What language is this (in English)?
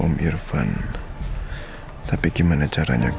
Indonesian